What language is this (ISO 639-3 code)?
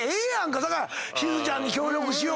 jpn